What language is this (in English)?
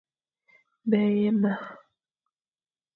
Fang